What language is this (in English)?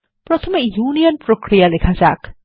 Bangla